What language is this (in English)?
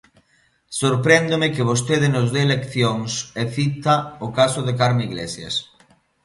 Galician